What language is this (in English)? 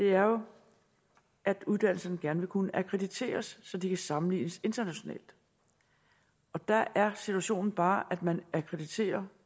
Danish